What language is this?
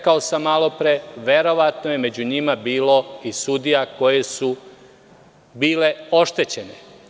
Serbian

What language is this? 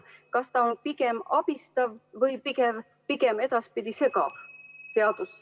Estonian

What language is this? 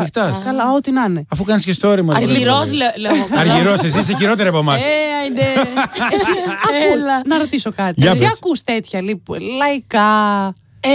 Greek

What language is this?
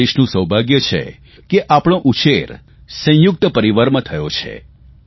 Gujarati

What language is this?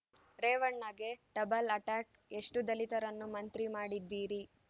Kannada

